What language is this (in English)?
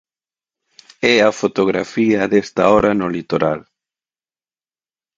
Galician